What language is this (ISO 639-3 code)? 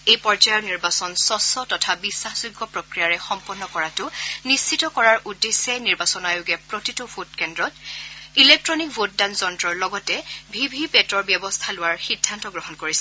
asm